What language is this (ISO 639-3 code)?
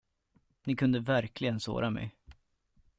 swe